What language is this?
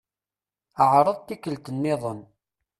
Kabyle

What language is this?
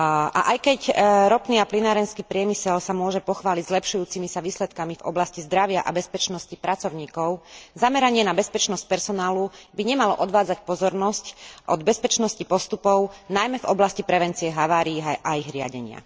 Slovak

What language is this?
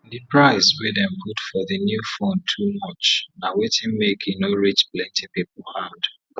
Nigerian Pidgin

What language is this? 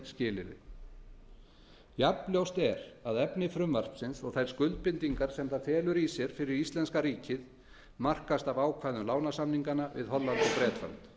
Icelandic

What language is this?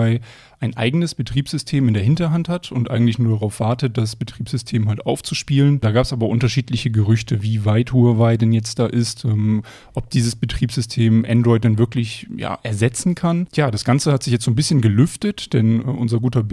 German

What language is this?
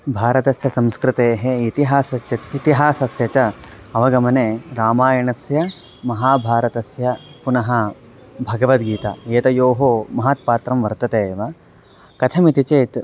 Sanskrit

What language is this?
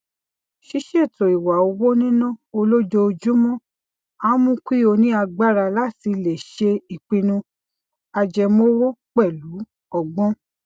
Yoruba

